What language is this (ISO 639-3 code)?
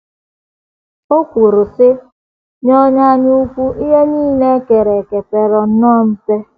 ibo